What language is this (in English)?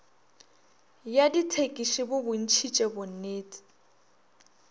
Northern Sotho